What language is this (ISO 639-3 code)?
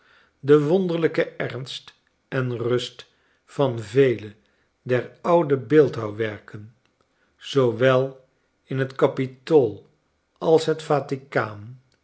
nld